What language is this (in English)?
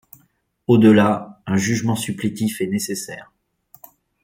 French